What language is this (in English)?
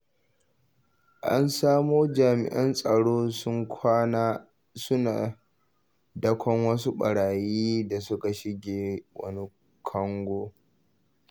Hausa